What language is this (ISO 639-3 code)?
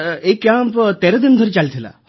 ori